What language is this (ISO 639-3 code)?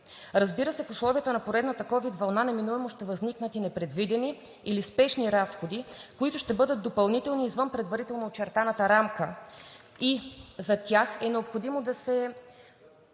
bul